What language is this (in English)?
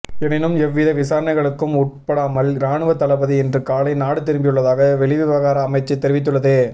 Tamil